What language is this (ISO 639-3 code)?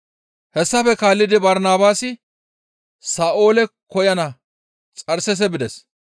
gmv